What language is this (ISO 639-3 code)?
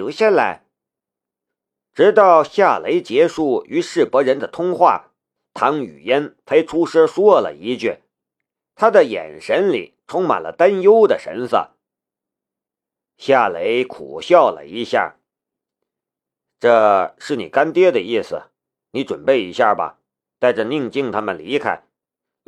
zho